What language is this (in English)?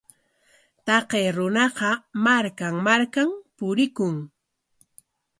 Corongo Ancash Quechua